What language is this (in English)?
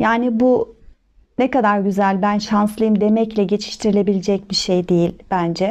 Turkish